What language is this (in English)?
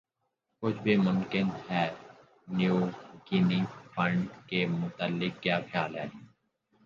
Urdu